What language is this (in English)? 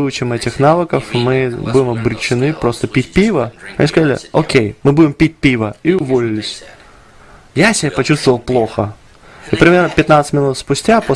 Russian